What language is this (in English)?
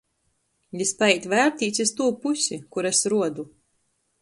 Latgalian